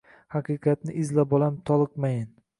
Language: Uzbek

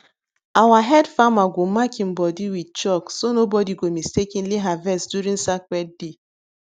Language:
Nigerian Pidgin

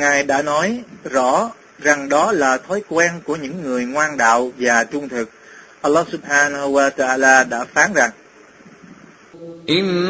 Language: Vietnamese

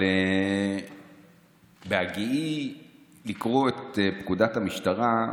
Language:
Hebrew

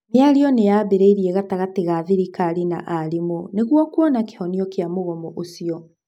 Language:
Kikuyu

